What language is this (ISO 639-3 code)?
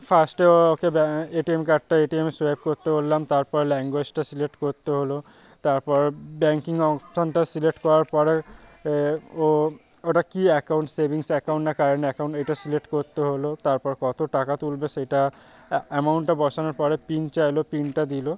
ben